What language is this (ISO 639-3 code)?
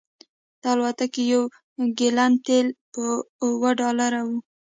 pus